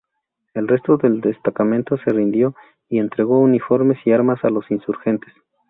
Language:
Spanish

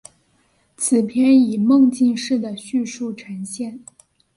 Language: Chinese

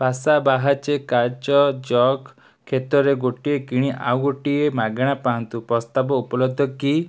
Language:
Odia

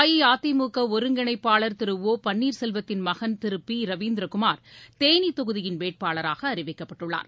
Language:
Tamil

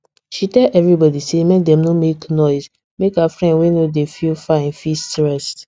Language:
Nigerian Pidgin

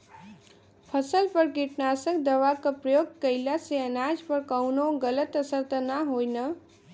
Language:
Bhojpuri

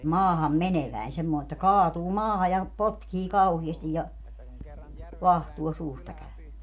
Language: Finnish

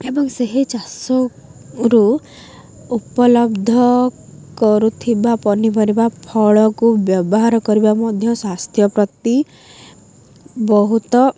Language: Odia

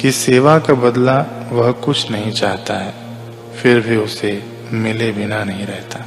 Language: Hindi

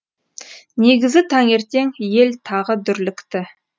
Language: Kazakh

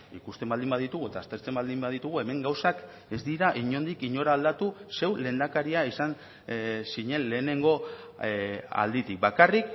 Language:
Basque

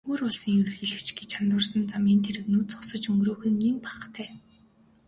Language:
Mongolian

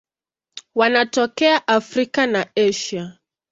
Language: Swahili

